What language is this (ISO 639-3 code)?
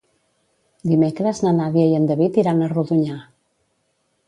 cat